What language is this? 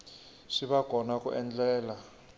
Tsonga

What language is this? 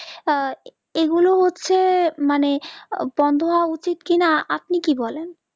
Bangla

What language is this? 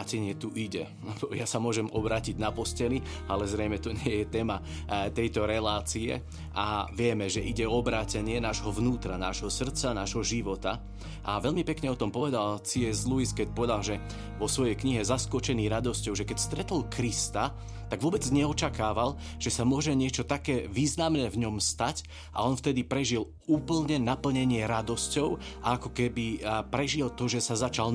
Slovak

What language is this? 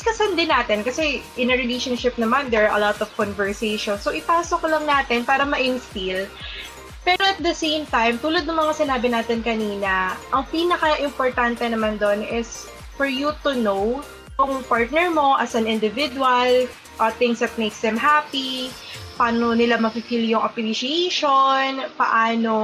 Filipino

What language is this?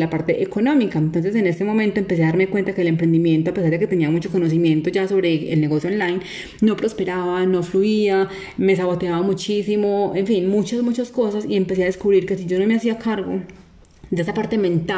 Spanish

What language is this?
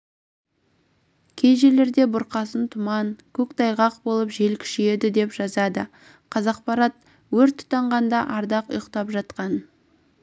Kazakh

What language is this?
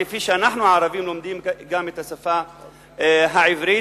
Hebrew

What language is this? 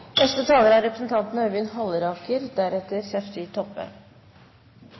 Norwegian Nynorsk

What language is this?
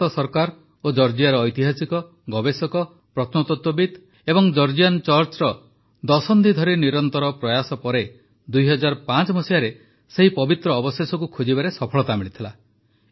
Odia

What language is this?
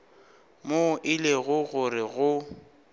Northern Sotho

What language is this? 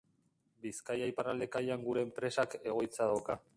Basque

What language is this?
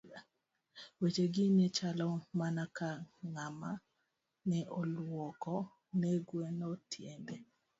Luo (Kenya and Tanzania)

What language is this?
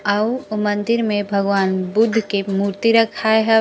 Chhattisgarhi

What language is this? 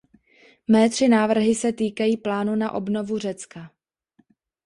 Czech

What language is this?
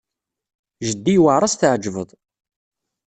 Kabyle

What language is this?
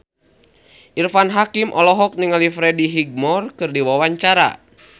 Sundanese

